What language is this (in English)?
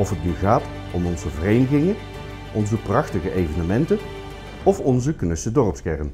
Dutch